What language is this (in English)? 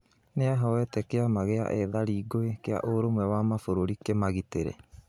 Kikuyu